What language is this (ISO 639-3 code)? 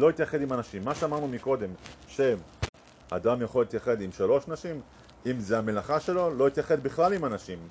heb